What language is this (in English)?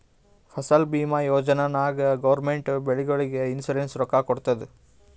Kannada